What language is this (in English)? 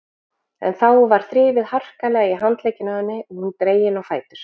Icelandic